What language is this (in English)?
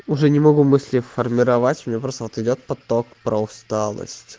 Russian